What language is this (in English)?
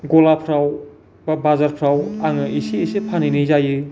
Bodo